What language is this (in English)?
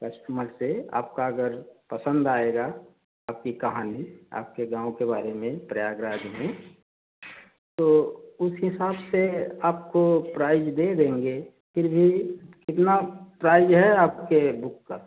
Hindi